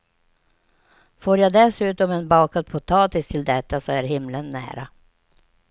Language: Swedish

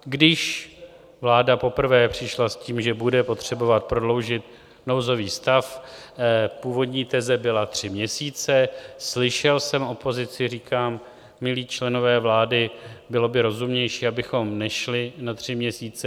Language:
Czech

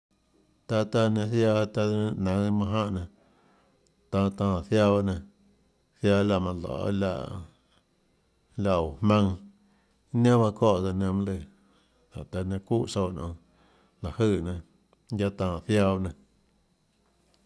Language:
Tlacoatzintepec Chinantec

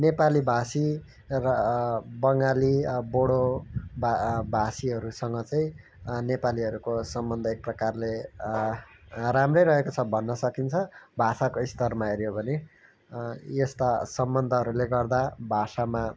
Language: Nepali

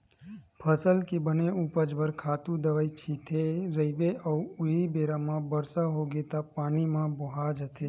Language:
Chhattisgarhi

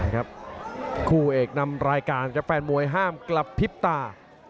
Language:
Thai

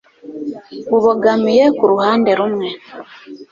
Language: Kinyarwanda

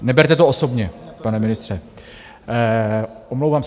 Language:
Czech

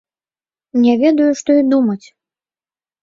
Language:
Belarusian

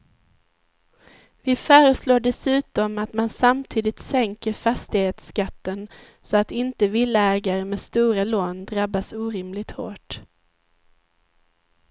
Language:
Swedish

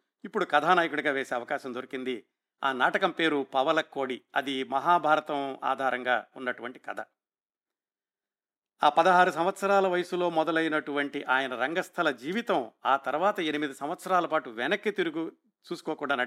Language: Telugu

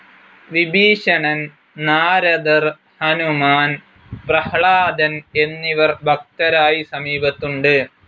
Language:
Malayalam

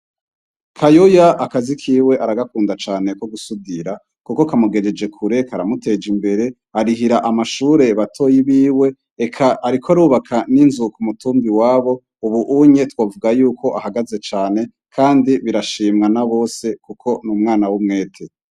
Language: Rundi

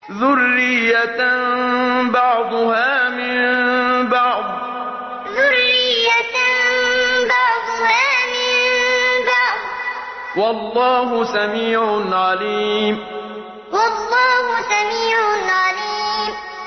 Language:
Arabic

